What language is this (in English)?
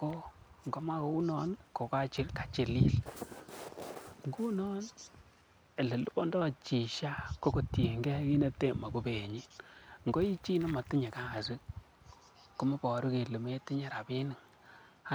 Kalenjin